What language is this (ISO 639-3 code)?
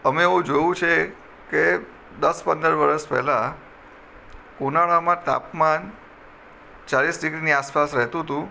guj